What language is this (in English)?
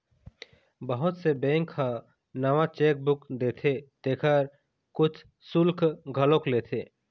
Chhattisgarhi